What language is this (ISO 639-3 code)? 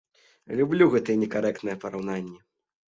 bel